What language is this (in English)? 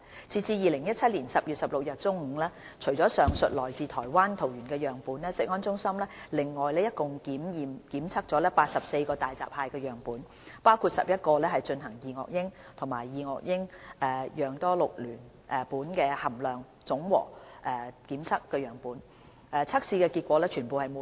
Cantonese